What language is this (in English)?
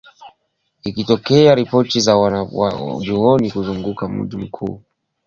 Swahili